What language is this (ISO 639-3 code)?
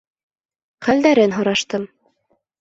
bak